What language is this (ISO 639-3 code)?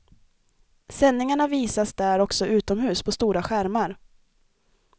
swe